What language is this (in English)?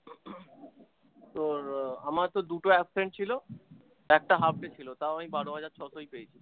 Bangla